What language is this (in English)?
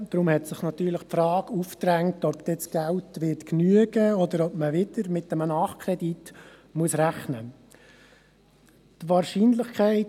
Swiss German